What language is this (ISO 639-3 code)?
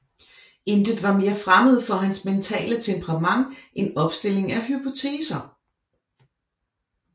dan